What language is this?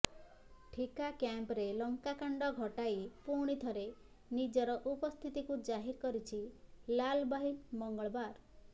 Odia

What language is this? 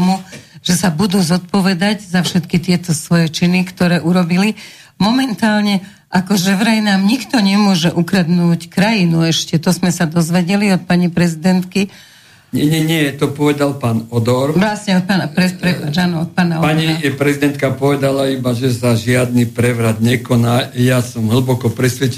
Slovak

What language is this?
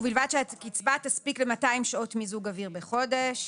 Hebrew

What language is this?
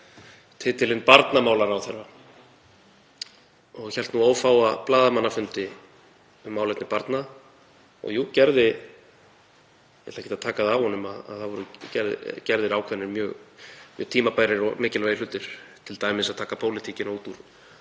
Icelandic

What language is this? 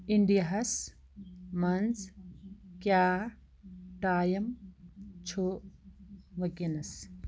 Kashmiri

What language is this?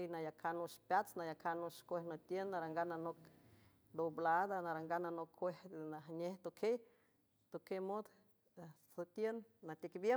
San Francisco Del Mar Huave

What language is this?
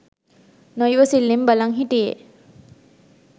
Sinhala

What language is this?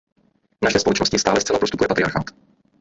Czech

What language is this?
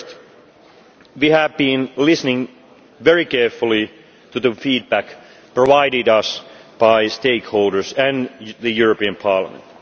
English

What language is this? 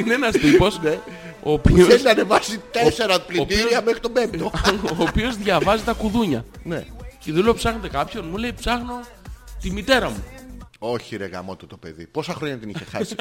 Greek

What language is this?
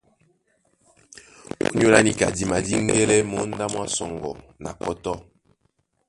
Duala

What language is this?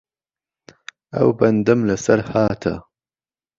Central Kurdish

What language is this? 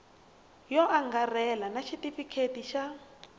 Tsonga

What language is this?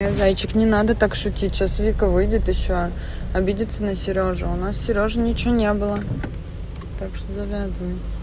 Russian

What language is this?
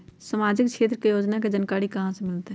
Magahi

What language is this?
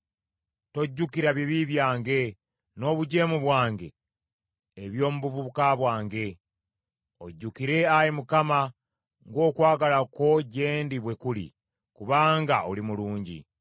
Ganda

